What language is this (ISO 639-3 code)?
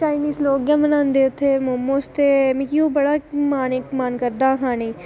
doi